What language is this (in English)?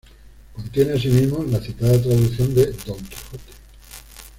Spanish